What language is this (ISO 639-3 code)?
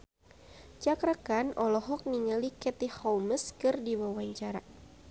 sun